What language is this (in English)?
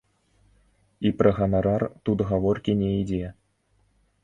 Belarusian